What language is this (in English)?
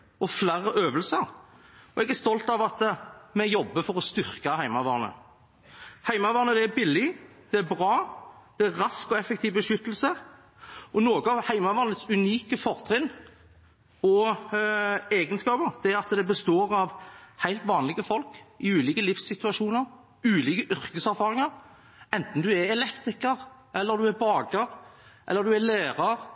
Norwegian Bokmål